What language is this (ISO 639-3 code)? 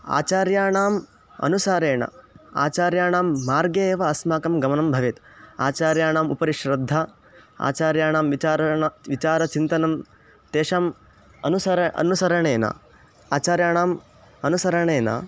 san